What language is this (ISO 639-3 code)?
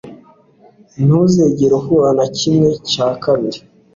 kin